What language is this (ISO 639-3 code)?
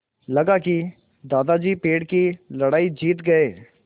hin